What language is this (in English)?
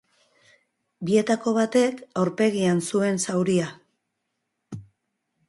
Basque